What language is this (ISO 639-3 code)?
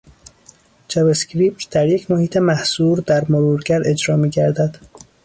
fas